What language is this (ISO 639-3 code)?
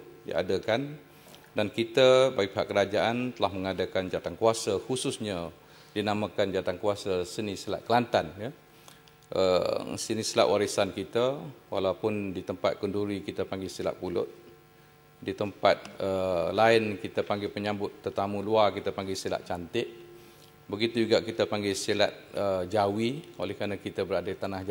msa